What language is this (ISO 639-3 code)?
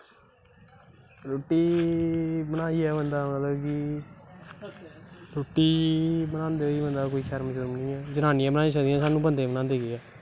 doi